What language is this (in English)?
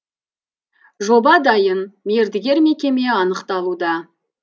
Kazakh